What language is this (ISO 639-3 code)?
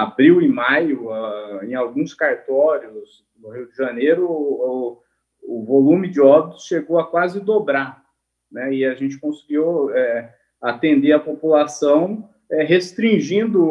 por